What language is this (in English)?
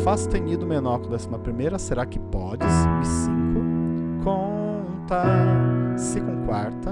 Portuguese